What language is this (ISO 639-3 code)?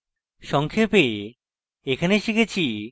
ben